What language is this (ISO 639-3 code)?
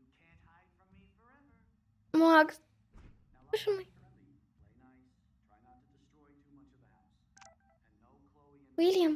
rus